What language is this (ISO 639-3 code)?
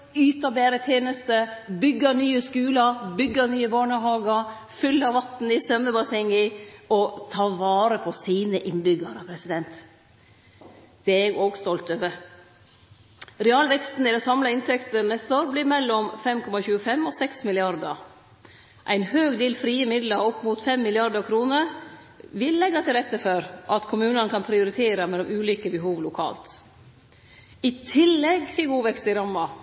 nno